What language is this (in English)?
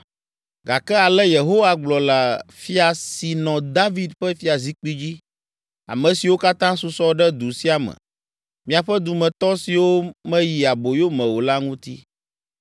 Ewe